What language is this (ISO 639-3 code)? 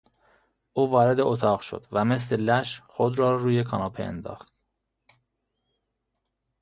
fas